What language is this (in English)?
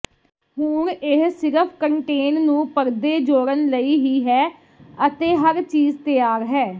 Punjabi